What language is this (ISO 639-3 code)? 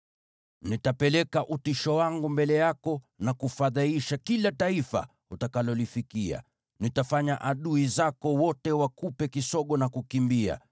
swa